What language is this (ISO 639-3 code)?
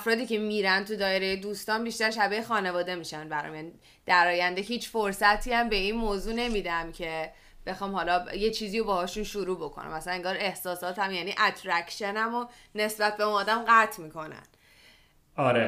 fas